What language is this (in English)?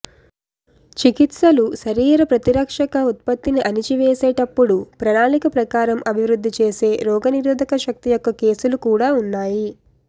Telugu